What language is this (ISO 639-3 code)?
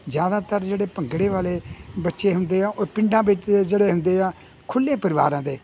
pan